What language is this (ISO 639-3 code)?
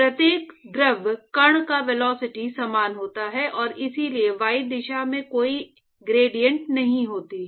hin